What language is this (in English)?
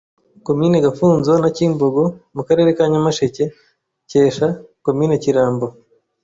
Kinyarwanda